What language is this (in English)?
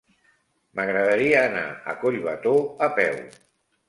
Catalan